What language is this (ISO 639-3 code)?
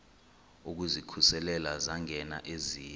xho